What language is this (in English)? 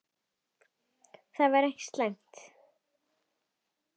Icelandic